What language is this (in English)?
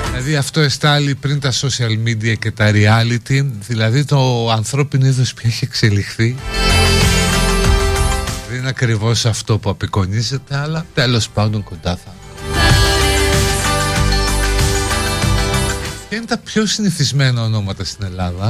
Greek